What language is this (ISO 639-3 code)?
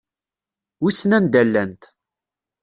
kab